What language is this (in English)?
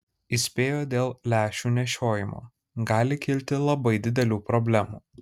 Lithuanian